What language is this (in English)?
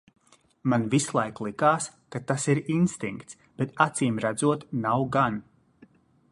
Latvian